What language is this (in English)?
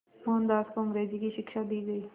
Hindi